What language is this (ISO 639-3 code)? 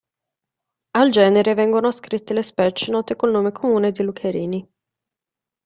ita